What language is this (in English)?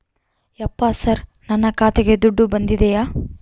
Kannada